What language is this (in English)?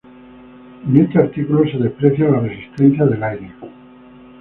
Spanish